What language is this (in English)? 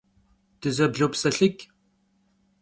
Kabardian